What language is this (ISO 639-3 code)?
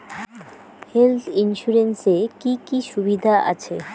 ben